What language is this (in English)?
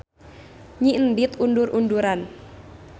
Sundanese